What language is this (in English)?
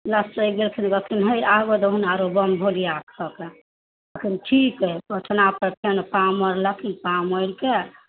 Maithili